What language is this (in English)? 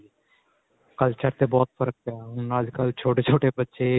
Punjabi